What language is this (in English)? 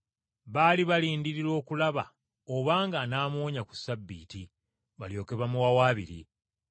Ganda